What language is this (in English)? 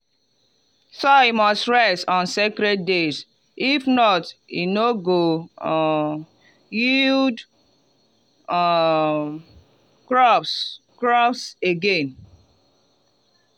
Nigerian Pidgin